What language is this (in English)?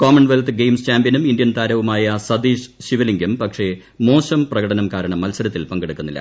Malayalam